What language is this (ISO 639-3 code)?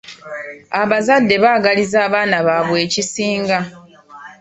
lug